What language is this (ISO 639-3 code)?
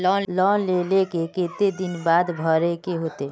mag